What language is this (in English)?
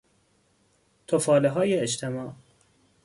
Persian